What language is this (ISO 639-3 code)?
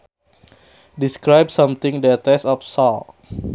sun